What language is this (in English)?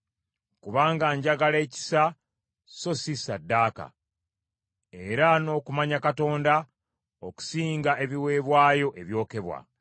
Ganda